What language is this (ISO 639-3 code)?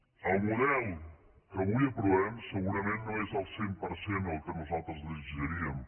cat